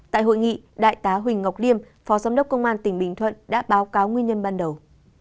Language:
Vietnamese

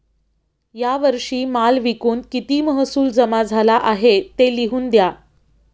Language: Marathi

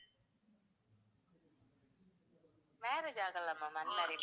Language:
Tamil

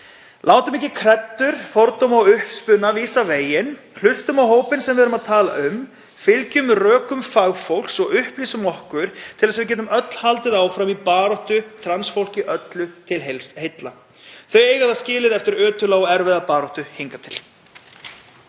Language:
Icelandic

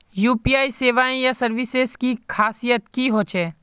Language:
Magahi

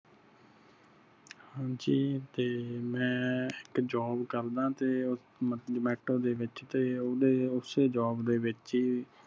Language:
Punjabi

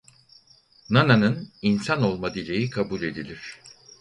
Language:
Turkish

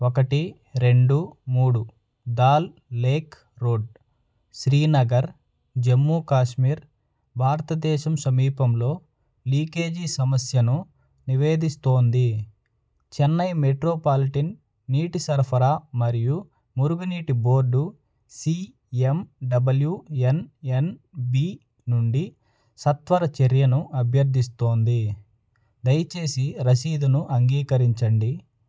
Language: Telugu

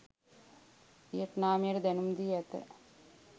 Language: Sinhala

